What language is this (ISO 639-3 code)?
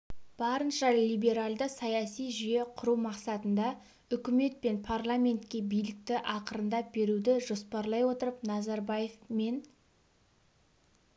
kaz